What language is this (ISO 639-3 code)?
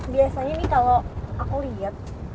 ind